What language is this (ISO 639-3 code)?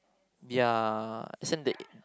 eng